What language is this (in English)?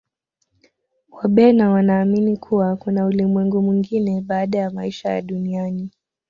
Swahili